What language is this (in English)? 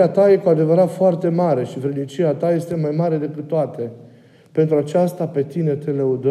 Romanian